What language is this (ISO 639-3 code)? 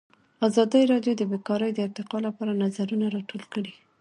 pus